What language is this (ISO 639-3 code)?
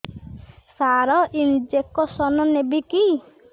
ori